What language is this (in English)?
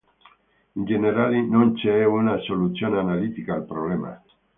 Italian